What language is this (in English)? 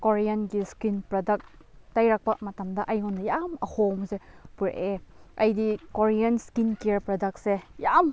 Manipuri